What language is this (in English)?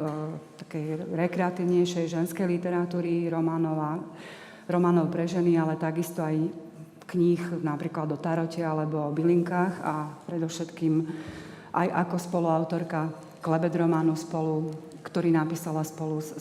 Slovak